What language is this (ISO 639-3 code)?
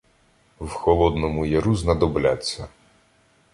ukr